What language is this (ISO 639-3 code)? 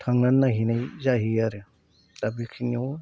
brx